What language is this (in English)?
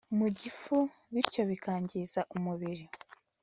Kinyarwanda